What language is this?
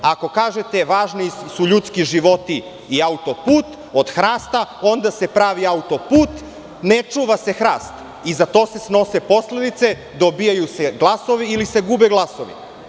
Serbian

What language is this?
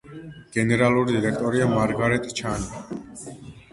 Georgian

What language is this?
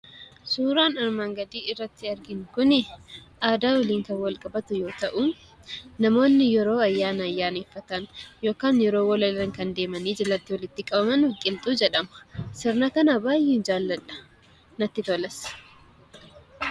Oromo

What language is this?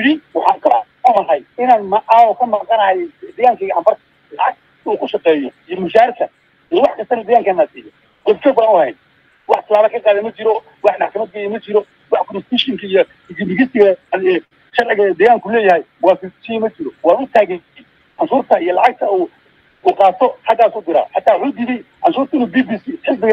Arabic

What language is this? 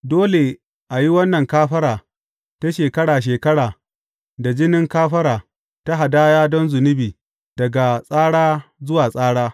Hausa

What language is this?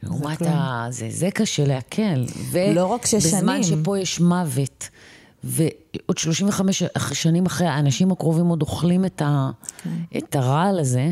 Hebrew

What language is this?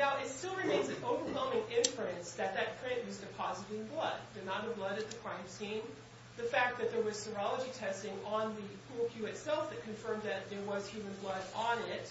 English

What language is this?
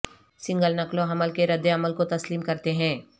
Urdu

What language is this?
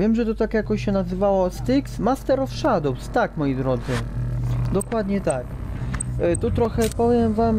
Polish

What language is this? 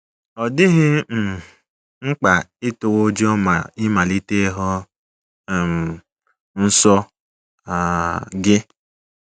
Igbo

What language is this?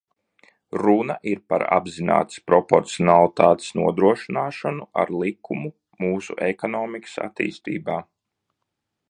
Latvian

